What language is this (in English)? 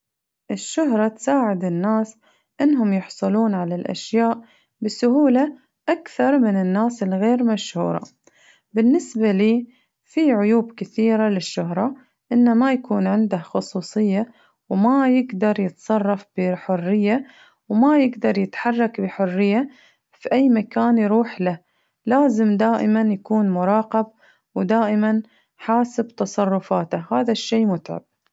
Najdi Arabic